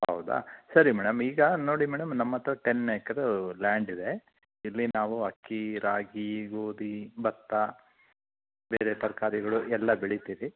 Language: Kannada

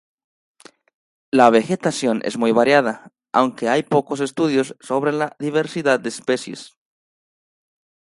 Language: Spanish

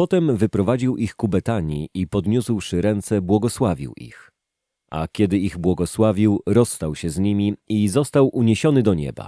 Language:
Polish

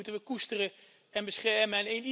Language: Dutch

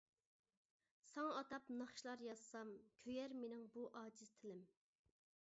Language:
Uyghur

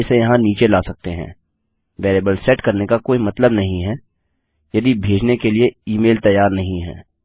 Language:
Hindi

